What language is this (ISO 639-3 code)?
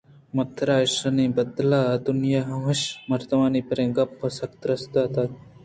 bgp